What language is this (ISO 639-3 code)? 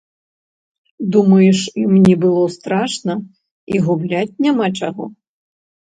bel